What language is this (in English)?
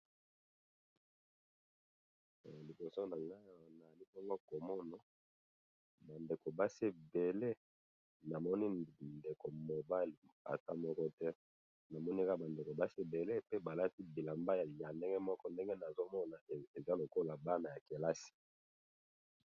Lingala